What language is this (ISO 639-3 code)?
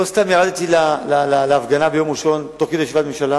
heb